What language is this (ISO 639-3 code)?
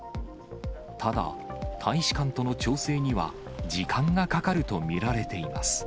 jpn